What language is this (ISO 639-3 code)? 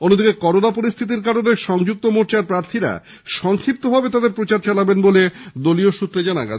ben